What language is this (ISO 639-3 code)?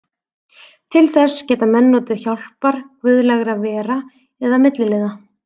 isl